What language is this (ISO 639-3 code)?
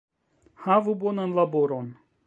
epo